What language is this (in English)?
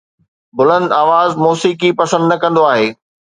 Sindhi